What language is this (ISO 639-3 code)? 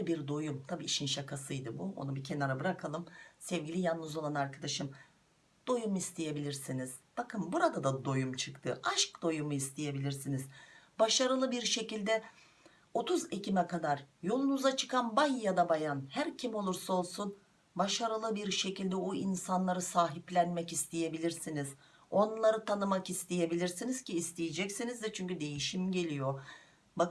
tur